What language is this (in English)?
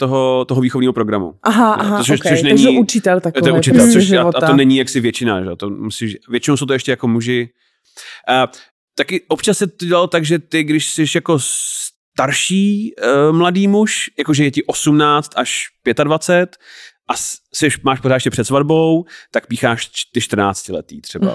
Czech